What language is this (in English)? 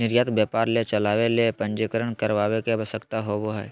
Magahi